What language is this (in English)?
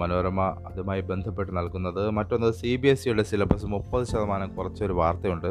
Malayalam